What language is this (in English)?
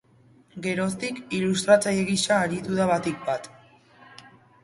Basque